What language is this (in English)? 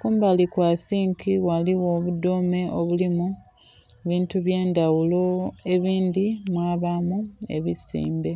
Soga